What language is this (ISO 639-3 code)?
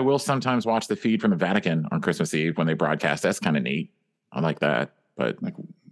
eng